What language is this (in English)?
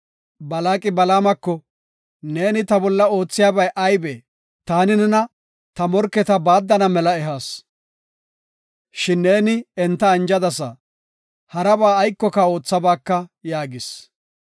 Gofa